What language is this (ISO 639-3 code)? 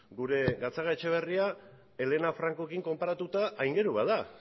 eus